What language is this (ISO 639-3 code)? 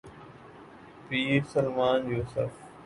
urd